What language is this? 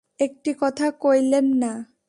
Bangla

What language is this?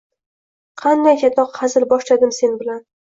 Uzbek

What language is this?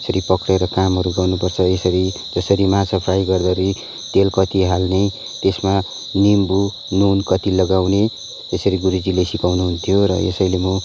Nepali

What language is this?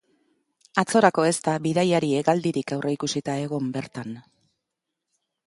Basque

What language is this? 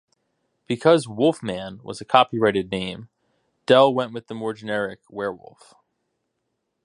English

